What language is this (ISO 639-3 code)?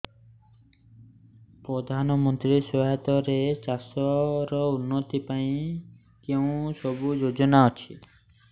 ori